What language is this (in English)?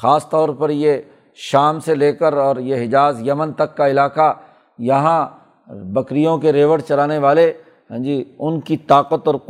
Urdu